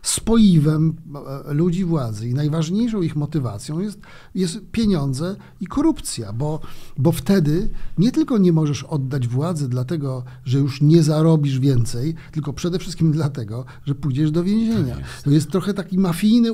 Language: Polish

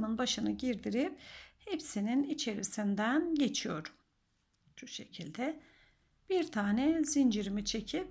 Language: Turkish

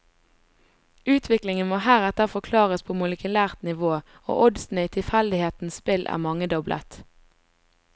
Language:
Norwegian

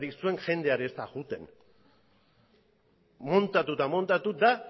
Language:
Basque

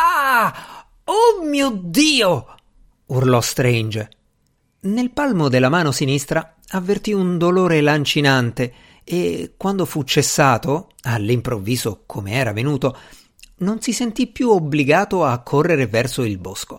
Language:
Italian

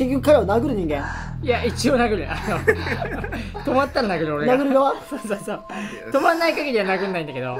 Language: Japanese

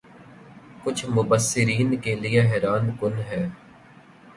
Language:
Urdu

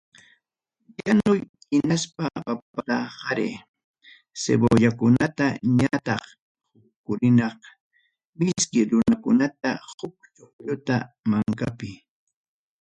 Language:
Ayacucho Quechua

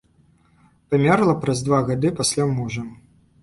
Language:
Belarusian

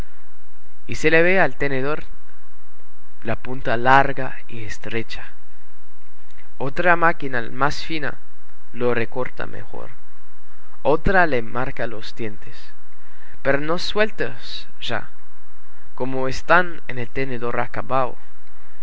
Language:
Spanish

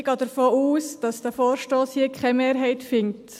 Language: Swiss German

